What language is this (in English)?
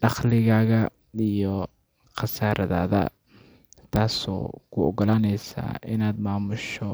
Somali